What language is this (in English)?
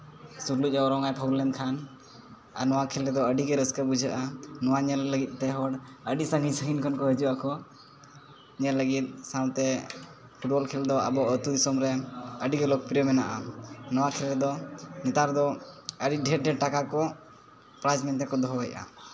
Santali